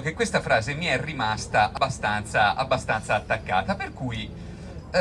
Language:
Italian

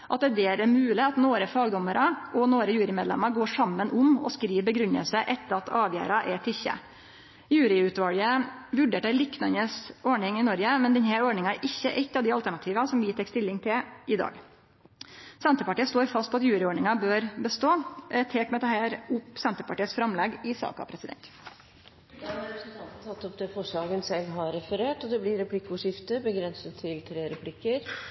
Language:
Norwegian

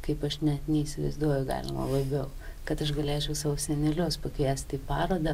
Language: Lithuanian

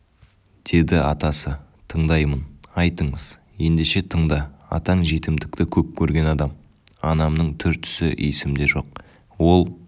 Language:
Kazakh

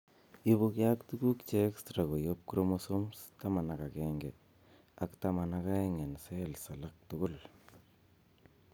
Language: Kalenjin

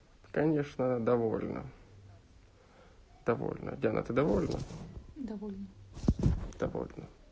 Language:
Russian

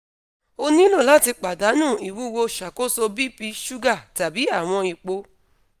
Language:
Yoruba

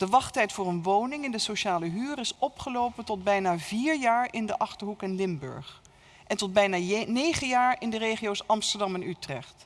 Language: Dutch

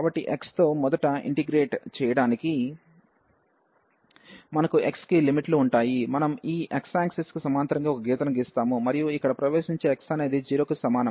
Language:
Telugu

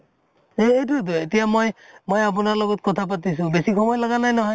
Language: Assamese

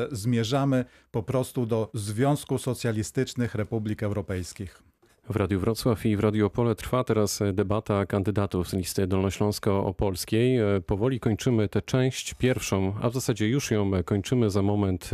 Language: Polish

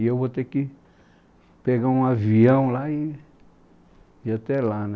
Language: Portuguese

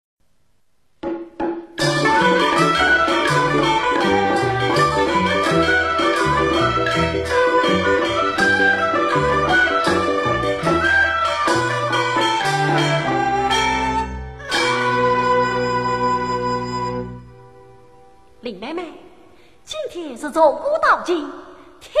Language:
Chinese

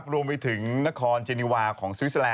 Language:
Thai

